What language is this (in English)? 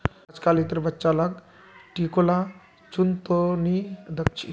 Magahi